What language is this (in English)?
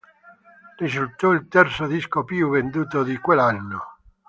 Italian